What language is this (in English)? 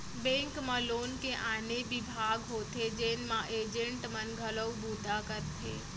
Chhattisgarhi